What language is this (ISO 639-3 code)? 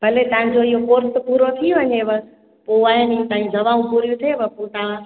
snd